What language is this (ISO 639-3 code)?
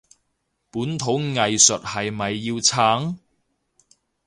yue